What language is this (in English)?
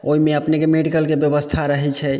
Maithili